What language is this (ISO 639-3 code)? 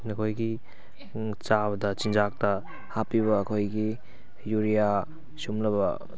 mni